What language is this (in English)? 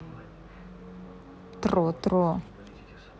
Russian